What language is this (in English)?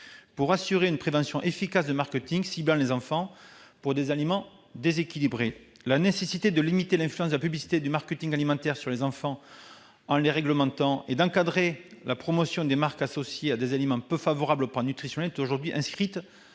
French